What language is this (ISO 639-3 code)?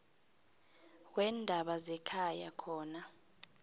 nbl